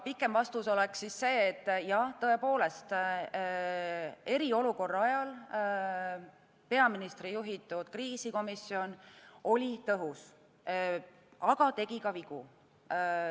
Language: Estonian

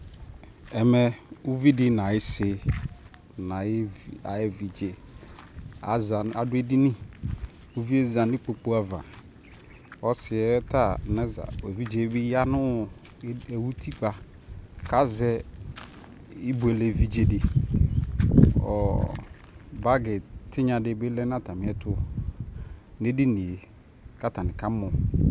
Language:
Ikposo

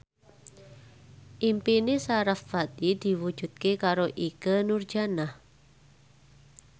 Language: Javanese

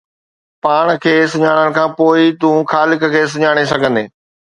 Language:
Sindhi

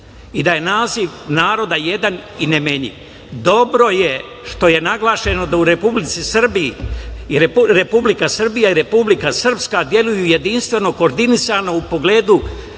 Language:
Serbian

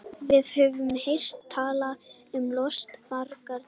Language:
Icelandic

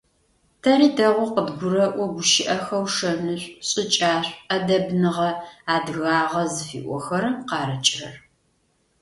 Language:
Adyghe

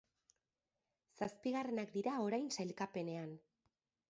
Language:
Basque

